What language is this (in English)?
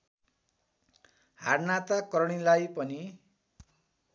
Nepali